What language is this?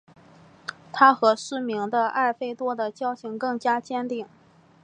Chinese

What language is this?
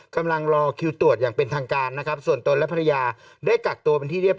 Thai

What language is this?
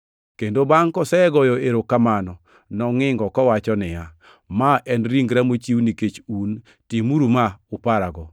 Luo (Kenya and Tanzania)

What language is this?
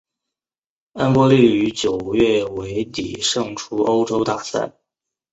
Chinese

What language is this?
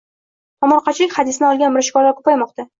Uzbek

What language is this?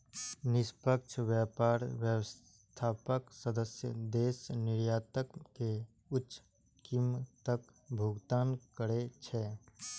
Maithili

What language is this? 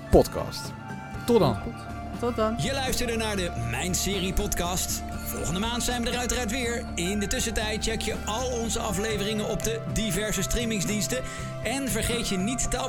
Dutch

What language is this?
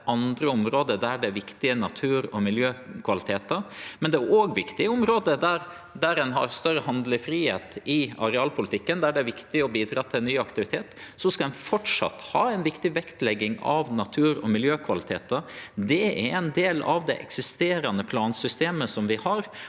Norwegian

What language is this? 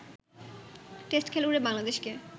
Bangla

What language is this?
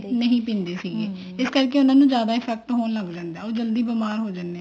Punjabi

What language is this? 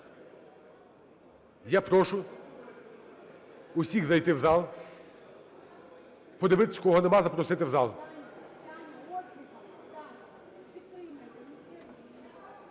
Ukrainian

